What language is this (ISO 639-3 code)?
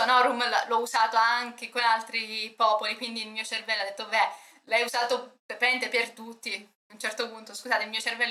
ita